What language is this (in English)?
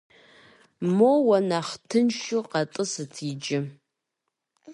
Kabardian